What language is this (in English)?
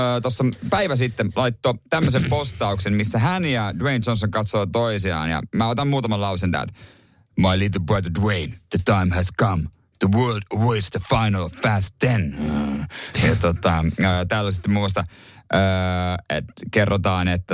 Finnish